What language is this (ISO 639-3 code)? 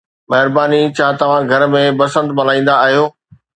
snd